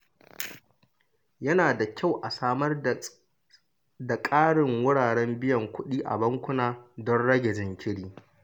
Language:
Hausa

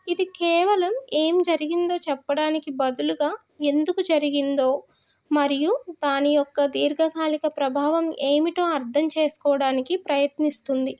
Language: Telugu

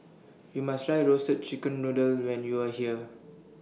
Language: English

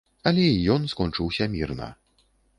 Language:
Belarusian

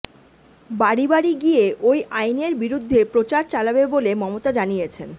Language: Bangla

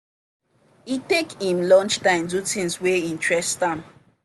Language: Nigerian Pidgin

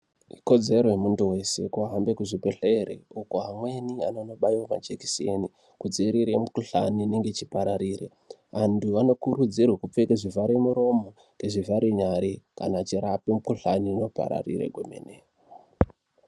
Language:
Ndau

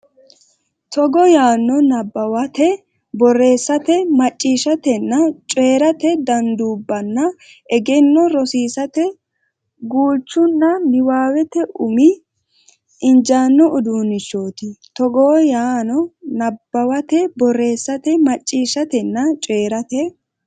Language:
Sidamo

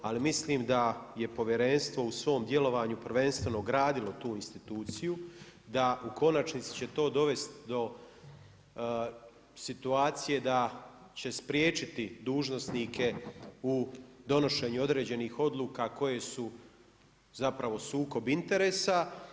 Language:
Croatian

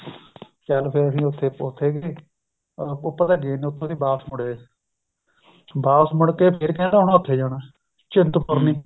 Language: Punjabi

